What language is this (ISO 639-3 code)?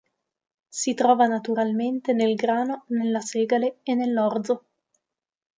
ita